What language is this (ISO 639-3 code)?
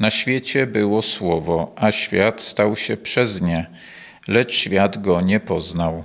pol